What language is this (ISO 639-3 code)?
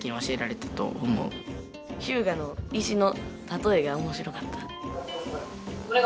jpn